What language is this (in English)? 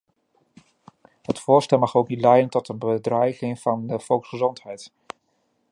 Dutch